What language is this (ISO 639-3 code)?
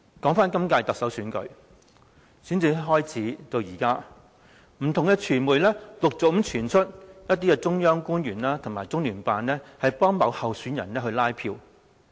yue